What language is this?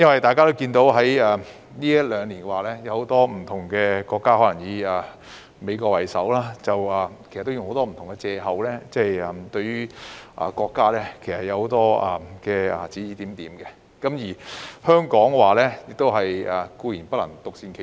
Cantonese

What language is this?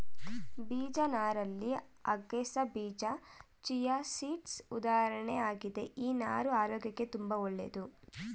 Kannada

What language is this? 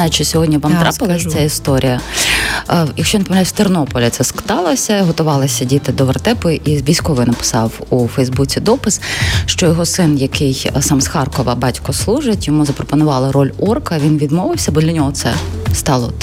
Ukrainian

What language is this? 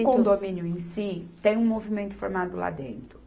Portuguese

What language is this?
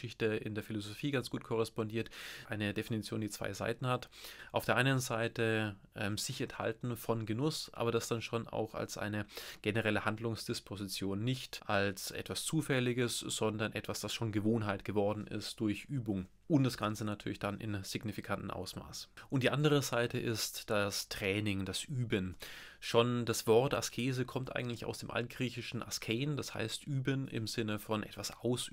German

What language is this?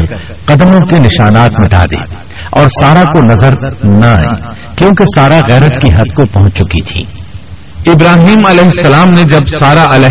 Urdu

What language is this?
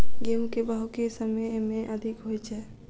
Maithili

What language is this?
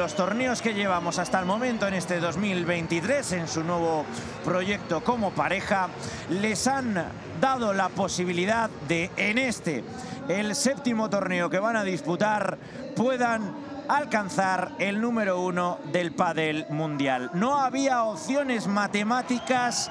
Spanish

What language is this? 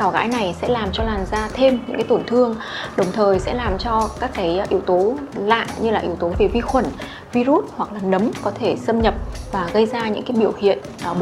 Vietnamese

